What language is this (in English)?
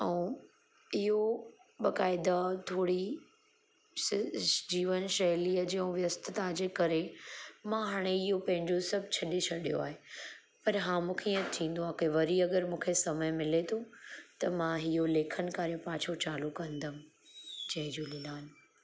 Sindhi